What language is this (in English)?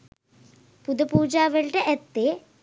Sinhala